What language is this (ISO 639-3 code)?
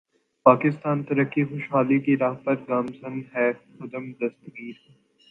urd